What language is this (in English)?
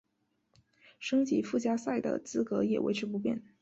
Chinese